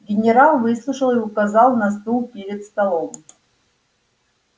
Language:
Russian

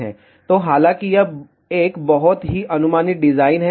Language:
Hindi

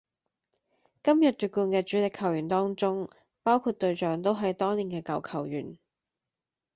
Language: Cantonese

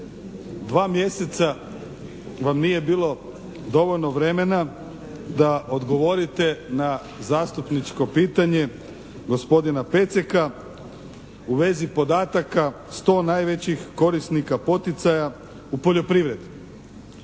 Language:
Croatian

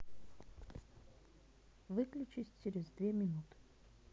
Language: Russian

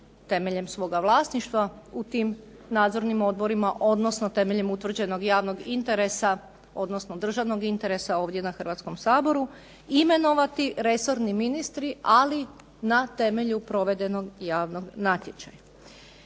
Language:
Croatian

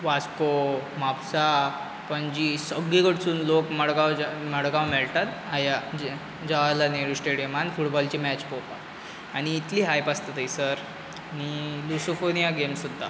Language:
Konkani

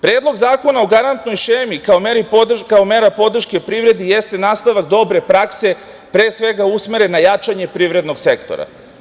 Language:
Serbian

